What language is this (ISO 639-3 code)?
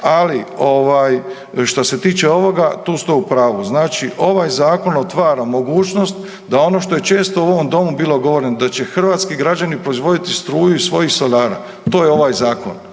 hrv